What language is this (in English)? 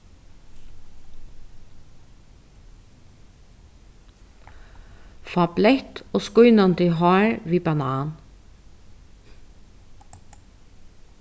Faroese